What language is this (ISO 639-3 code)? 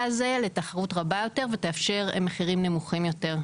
heb